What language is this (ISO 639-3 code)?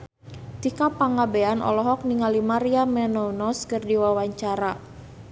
sun